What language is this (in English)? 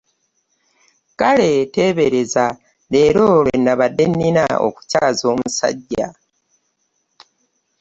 Ganda